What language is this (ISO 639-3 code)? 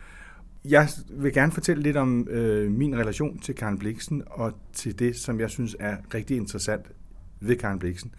dan